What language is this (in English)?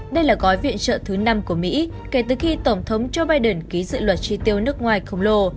Vietnamese